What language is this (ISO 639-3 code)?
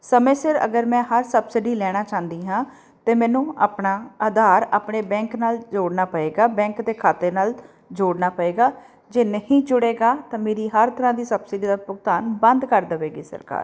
pan